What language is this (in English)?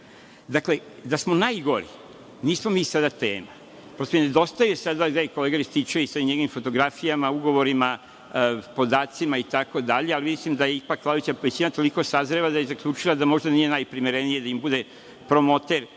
Serbian